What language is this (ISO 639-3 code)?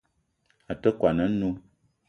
eto